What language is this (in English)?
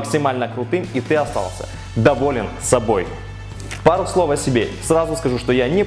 Russian